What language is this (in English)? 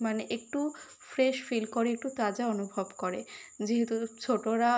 Bangla